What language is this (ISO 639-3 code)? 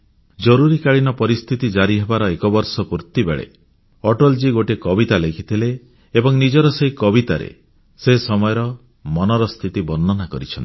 ori